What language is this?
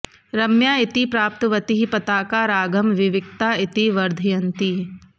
Sanskrit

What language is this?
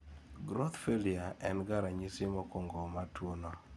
Luo (Kenya and Tanzania)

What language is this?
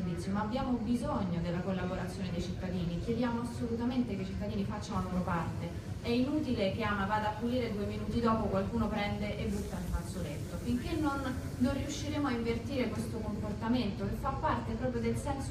Italian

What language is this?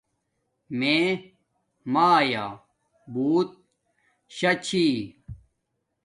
Domaaki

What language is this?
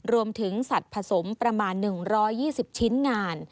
Thai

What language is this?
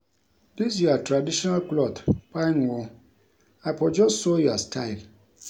Nigerian Pidgin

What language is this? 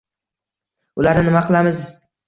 Uzbek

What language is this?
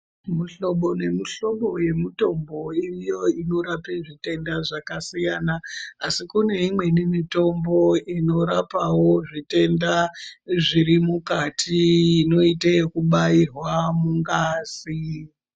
Ndau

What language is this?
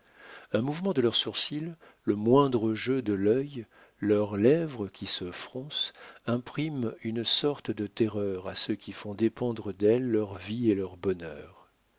French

